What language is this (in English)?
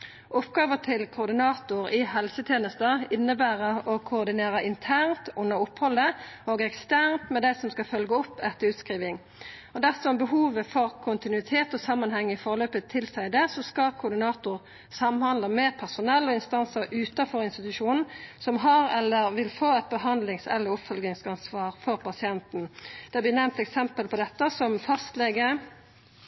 Norwegian Nynorsk